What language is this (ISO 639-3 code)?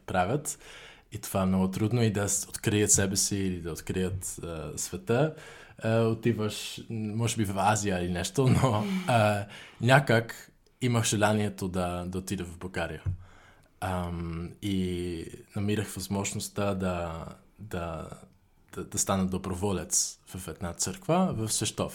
bul